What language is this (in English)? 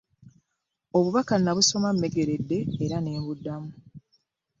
Ganda